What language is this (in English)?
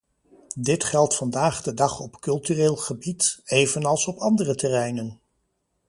Dutch